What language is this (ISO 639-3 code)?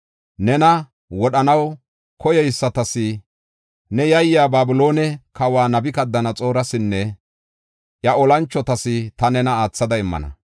gof